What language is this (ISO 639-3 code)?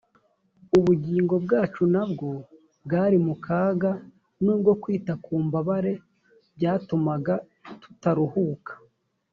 kin